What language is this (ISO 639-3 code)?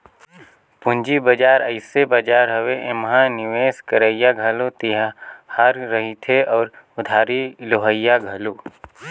hne